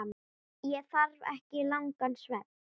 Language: Icelandic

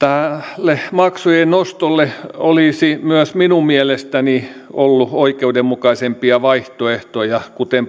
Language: Finnish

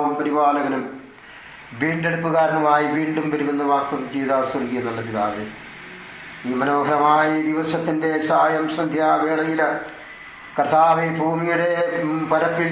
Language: Malayalam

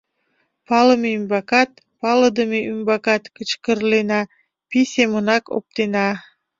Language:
Mari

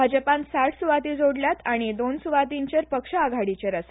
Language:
Konkani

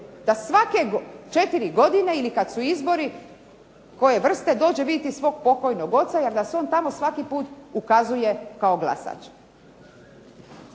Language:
Croatian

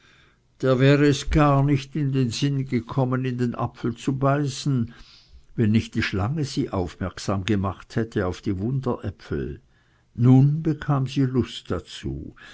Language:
German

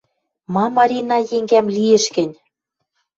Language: Western Mari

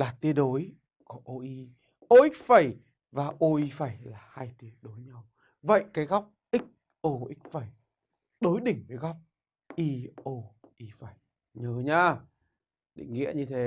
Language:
Vietnamese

